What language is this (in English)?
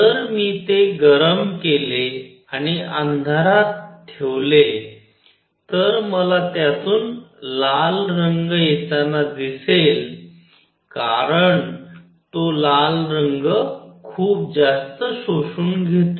Marathi